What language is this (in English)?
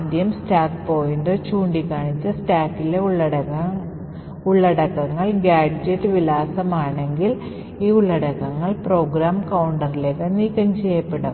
Malayalam